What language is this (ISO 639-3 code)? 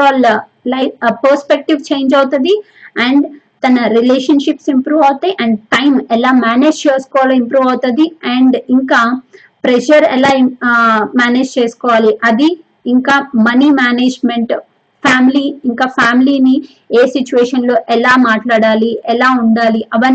tel